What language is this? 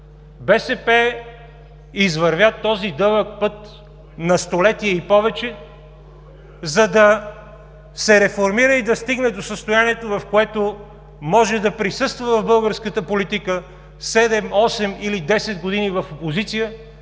Bulgarian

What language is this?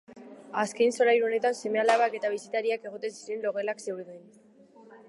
Basque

